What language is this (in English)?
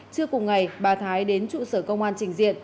Vietnamese